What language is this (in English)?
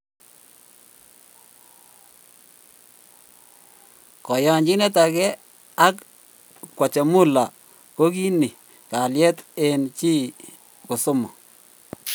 Kalenjin